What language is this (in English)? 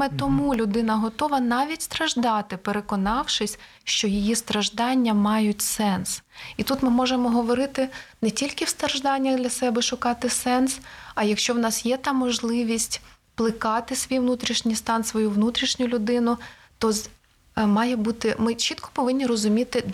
Ukrainian